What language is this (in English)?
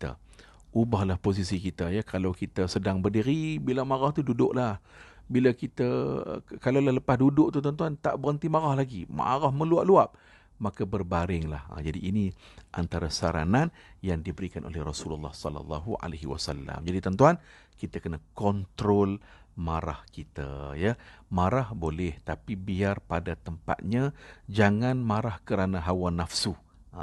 Malay